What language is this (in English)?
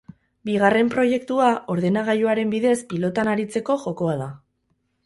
Basque